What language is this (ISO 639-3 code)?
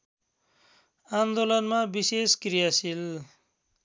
nep